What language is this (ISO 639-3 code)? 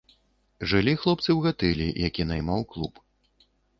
bel